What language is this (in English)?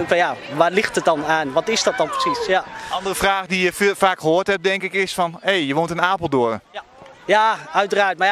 Dutch